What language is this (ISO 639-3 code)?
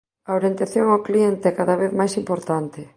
glg